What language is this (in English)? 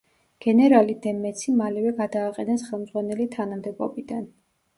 Georgian